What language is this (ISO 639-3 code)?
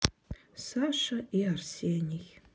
rus